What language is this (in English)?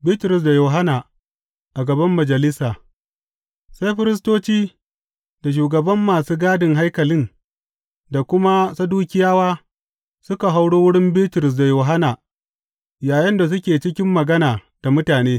Hausa